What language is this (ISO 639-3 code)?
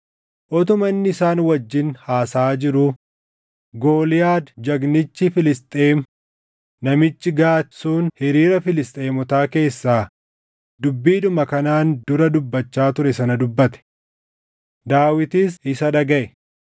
orm